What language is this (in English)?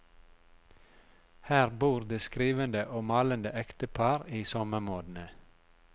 Norwegian